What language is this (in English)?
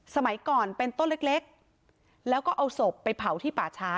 Thai